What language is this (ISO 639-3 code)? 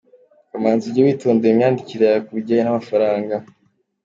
kin